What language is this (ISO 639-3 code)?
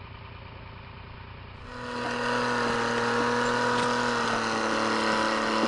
fra